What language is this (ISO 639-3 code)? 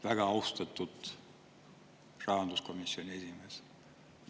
est